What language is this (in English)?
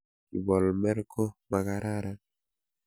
Kalenjin